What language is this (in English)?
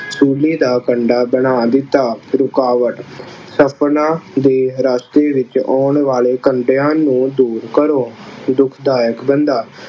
Punjabi